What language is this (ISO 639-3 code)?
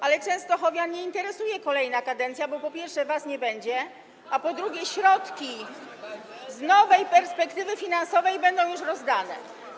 pol